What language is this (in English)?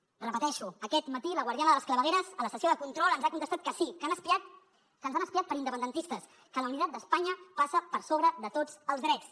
Catalan